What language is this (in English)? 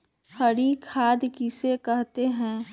Magahi